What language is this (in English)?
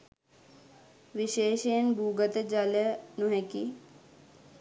Sinhala